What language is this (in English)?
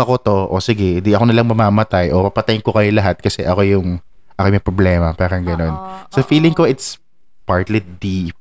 Filipino